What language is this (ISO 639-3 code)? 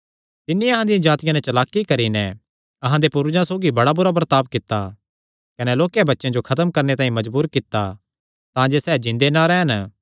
xnr